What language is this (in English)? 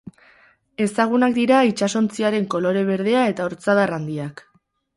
Basque